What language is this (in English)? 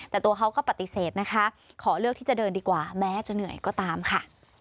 Thai